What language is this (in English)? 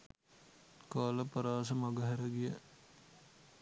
Sinhala